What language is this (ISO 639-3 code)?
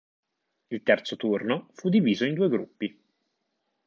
ita